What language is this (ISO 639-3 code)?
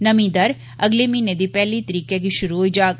doi